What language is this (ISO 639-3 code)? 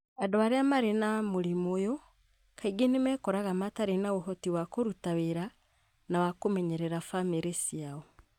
kik